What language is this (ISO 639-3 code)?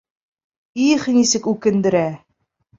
bak